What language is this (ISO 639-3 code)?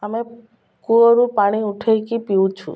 ori